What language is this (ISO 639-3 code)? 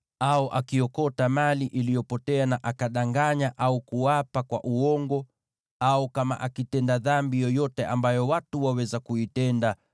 swa